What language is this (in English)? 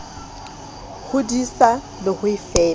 Southern Sotho